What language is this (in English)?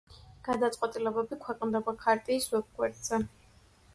Georgian